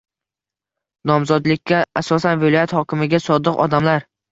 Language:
Uzbek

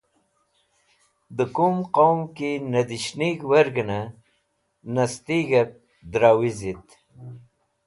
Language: Wakhi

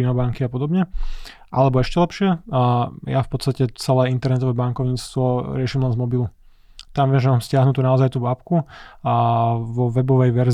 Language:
Slovak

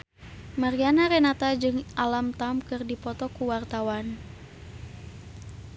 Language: Sundanese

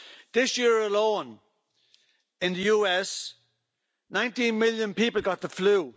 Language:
English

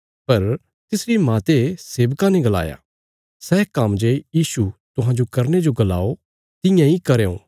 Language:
Bilaspuri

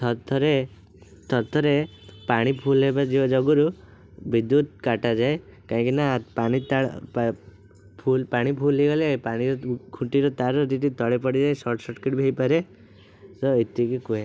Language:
Odia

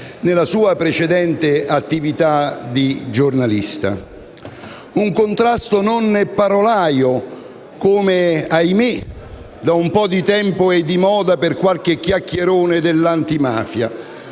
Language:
Italian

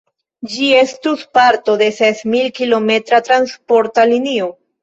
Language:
Esperanto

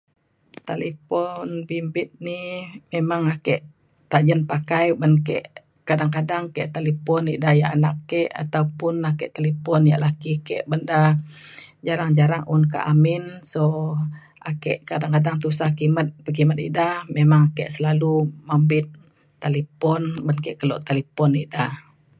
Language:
Mainstream Kenyah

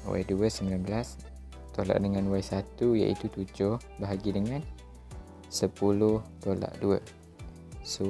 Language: Malay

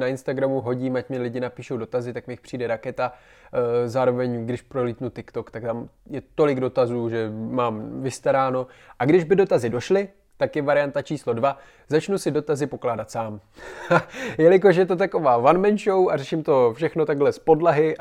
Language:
Czech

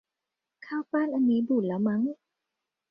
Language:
Thai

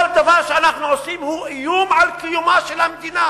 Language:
Hebrew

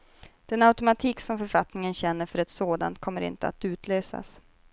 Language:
Swedish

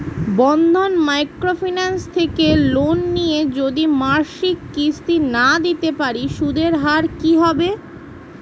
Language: Bangla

